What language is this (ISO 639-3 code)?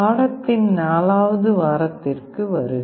tam